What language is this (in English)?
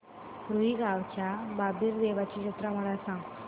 Marathi